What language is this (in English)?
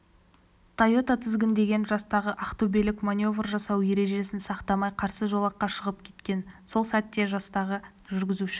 Kazakh